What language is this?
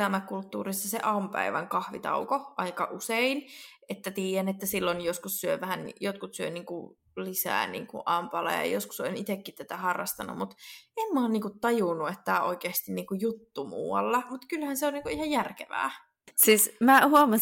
Finnish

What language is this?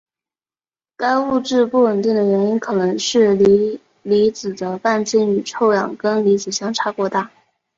Chinese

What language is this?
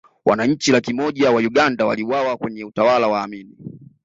Swahili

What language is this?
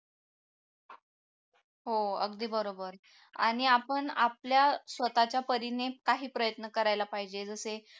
Marathi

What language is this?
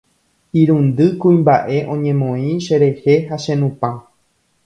Guarani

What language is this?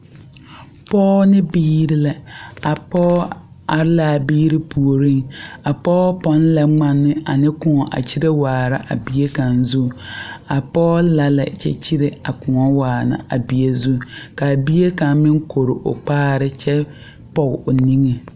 Southern Dagaare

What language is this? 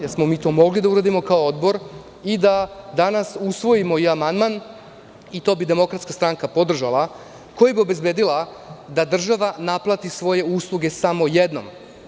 Serbian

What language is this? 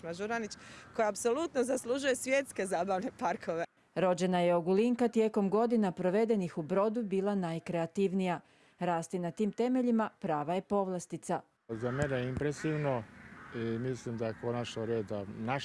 Croatian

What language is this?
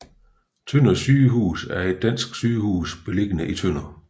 Danish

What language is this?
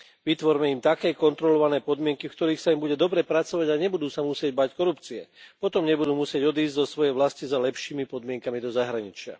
Slovak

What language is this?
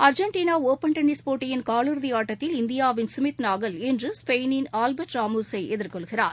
Tamil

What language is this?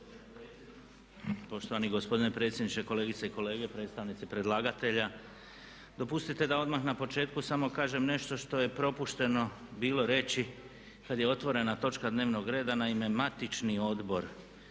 Croatian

